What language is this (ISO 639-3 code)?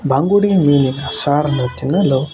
kan